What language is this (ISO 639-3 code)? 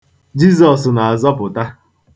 ibo